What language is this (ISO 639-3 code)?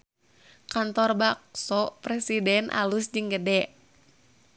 sun